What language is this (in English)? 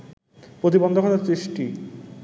Bangla